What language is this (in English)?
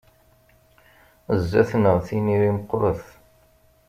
Kabyle